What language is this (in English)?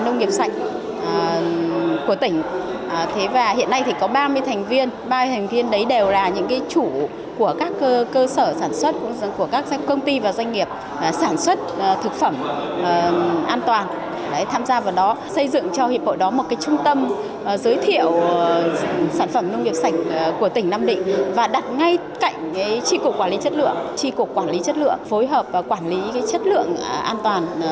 Vietnamese